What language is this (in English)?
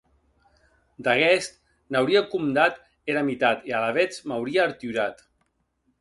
Occitan